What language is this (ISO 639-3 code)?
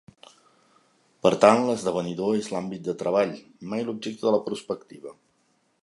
cat